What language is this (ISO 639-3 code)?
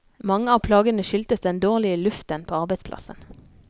nor